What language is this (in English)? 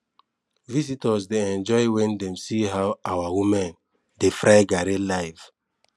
Nigerian Pidgin